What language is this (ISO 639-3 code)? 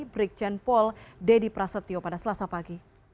ind